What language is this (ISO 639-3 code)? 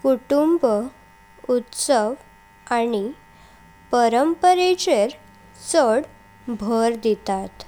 kok